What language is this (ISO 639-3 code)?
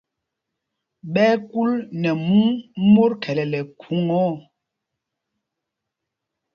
mgg